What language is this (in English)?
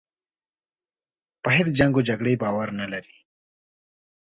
Pashto